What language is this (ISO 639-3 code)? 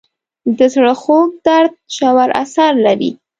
pus